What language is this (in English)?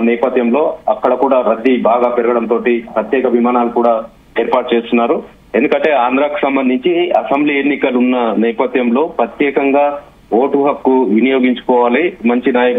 Telugu